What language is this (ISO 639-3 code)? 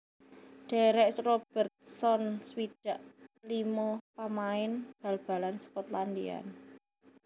jav